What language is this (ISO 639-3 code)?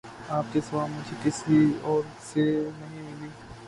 urd